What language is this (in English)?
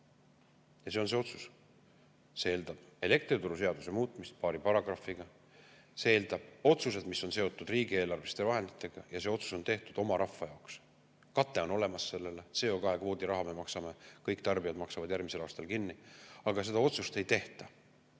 Estonian